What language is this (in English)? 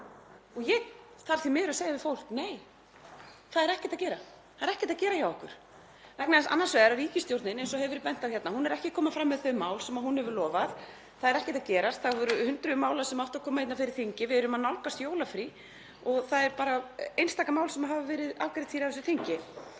Icelandic